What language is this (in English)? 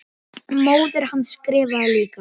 Icelandic